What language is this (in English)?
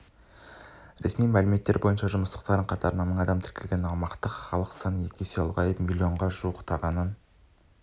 Kazakh